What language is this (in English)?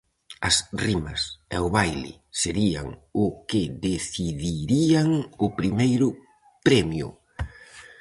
Galician